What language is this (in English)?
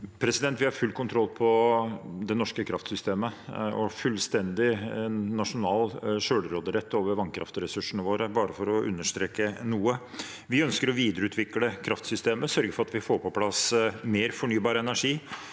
Norwegian